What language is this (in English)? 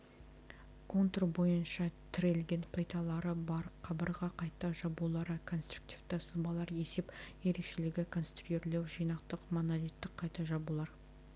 Kazakh